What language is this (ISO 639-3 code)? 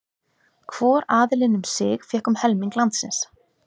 isl